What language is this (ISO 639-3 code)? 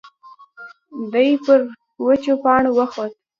pus